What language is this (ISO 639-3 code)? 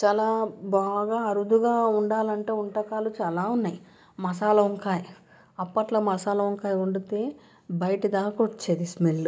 tel